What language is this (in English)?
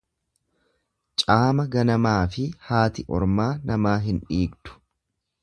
Oromo